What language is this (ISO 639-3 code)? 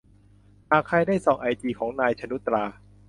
tha